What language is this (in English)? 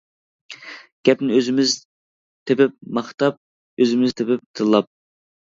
Uyghur